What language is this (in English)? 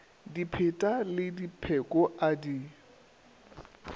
Northern Sotho